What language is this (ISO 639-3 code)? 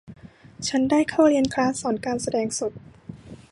tha